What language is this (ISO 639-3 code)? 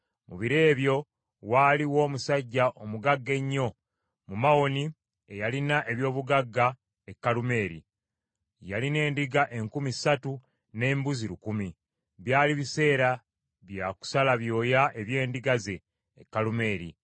lug